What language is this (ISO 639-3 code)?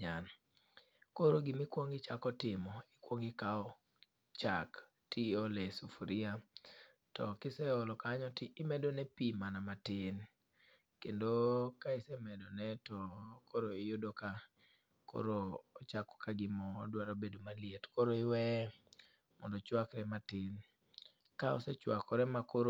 luo